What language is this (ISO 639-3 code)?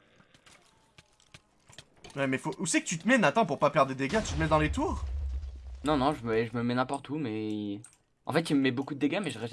fra